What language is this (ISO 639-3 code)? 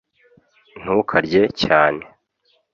kin